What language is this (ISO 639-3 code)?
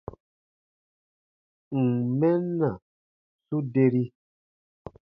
bba